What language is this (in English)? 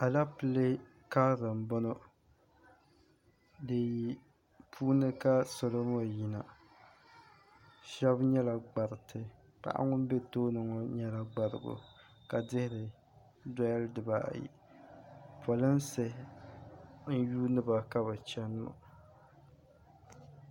Dagbani